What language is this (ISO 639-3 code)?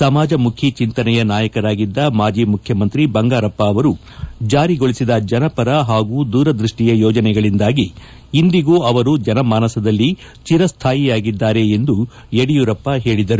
kan